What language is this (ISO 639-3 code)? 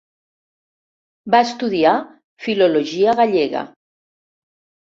cat